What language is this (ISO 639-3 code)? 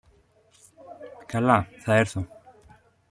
ell